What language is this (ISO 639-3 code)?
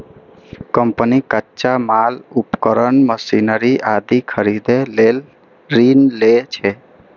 mai